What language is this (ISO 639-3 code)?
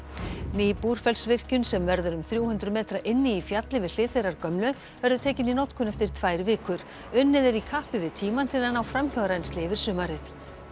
isl